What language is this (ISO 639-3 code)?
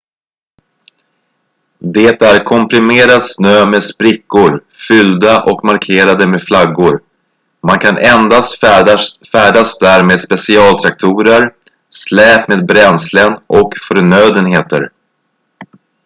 swe